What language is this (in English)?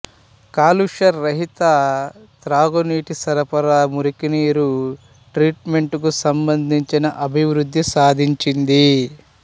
Telugu